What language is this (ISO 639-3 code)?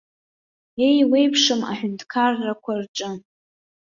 abk